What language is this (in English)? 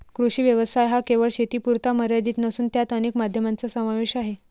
Marathi